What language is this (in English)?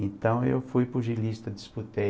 Portuguese